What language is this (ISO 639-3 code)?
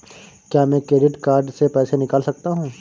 hin